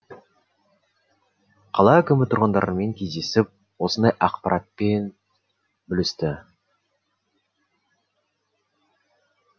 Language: Kazakh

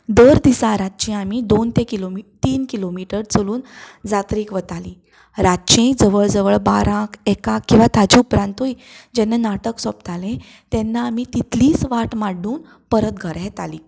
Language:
Konkani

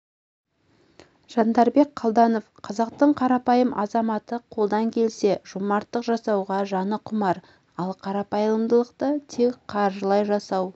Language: Kazakh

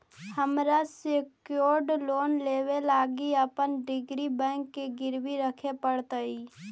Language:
Magahi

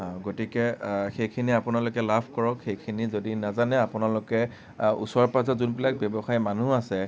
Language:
Assamese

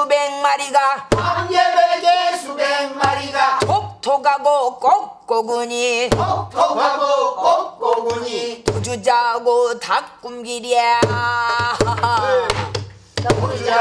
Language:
Korean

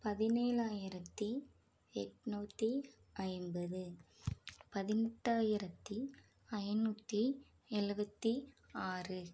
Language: Tamil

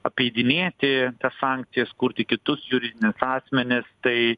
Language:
Lithuanian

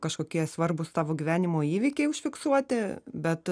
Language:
Lithuanian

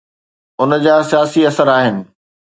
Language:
Sindhi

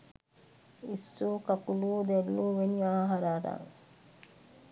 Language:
Sinhala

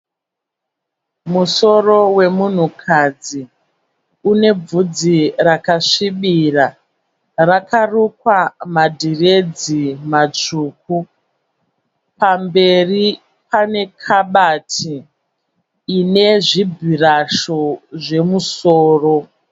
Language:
Shona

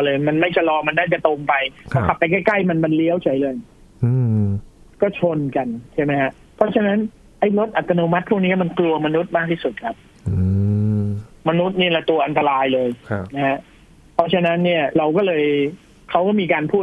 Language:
Thai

